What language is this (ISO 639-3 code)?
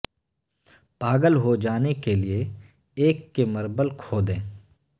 urd